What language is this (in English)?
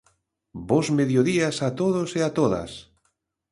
Galician